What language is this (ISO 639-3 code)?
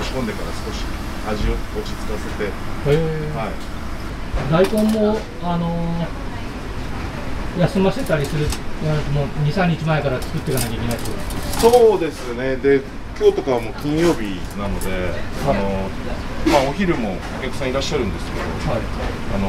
jpn